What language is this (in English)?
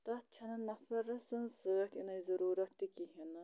Kashmiri